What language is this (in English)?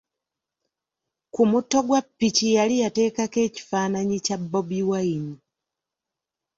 Ganda